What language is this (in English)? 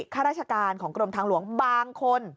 Thai